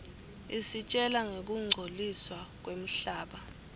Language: Swati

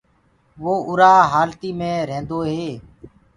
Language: Gurgula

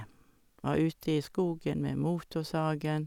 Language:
Norwegian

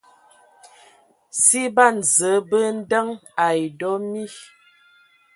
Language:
Ewondo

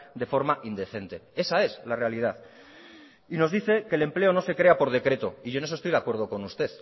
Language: Spanish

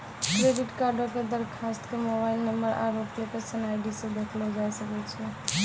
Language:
Maithili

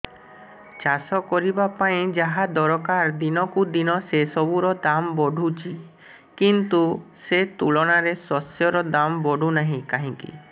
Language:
Odia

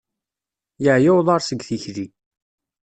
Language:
Kabyle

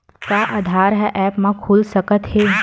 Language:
Chhattisgarhi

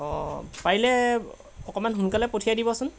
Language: Assamese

